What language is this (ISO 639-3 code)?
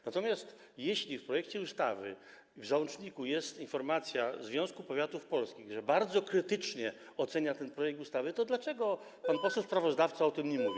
pol